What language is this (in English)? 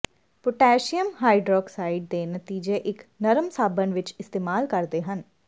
Punjabi